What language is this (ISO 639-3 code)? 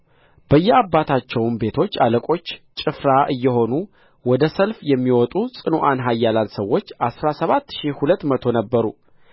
amh